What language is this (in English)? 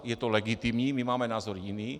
Czech